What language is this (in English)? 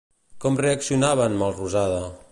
Catalan